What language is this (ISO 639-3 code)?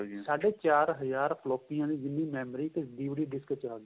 pan